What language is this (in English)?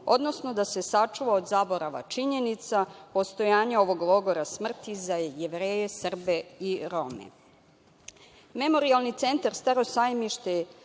Serbian